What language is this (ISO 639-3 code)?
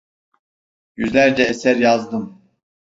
tur